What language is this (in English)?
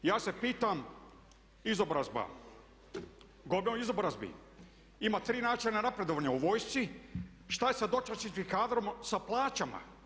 Croatian